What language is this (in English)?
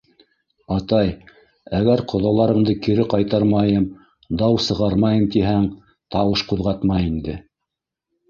Bashkir